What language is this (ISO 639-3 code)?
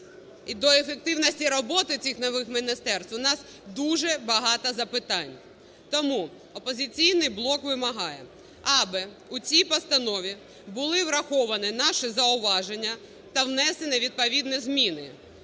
ukr